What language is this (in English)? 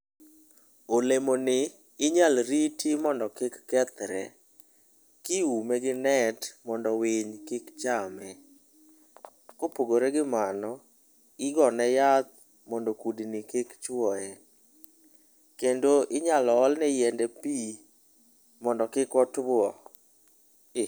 Luo (Kenya and Tanzania)